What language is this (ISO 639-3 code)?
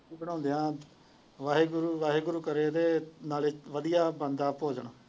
pan